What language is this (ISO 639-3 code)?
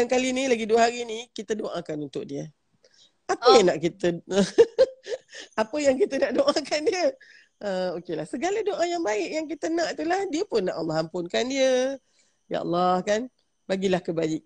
msa